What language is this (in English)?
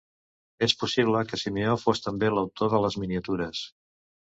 Catalan